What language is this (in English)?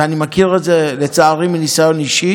Hebrew